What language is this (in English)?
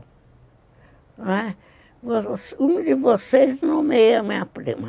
Portuguese